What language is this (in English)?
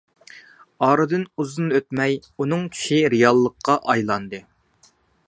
Uyghur